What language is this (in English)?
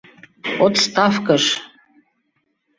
Mari